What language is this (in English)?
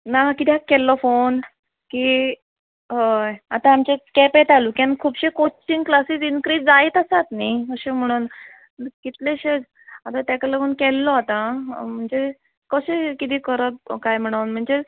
Konkani